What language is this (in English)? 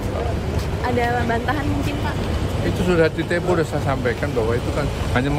Indonesian